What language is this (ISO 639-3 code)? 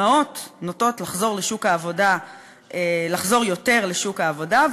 heb